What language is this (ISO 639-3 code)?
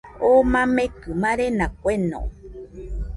hux